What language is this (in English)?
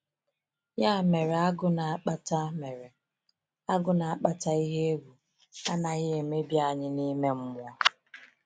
Igbo